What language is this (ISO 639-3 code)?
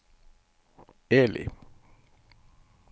nor